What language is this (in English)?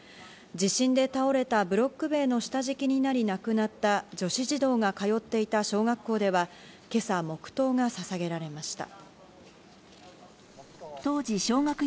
Japanese